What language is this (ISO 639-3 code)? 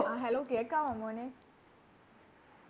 mal